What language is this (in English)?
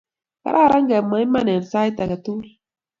Kalenjin